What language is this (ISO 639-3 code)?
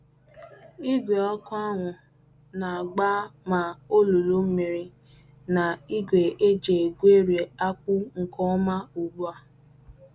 ibo